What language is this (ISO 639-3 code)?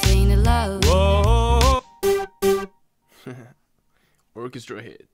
nor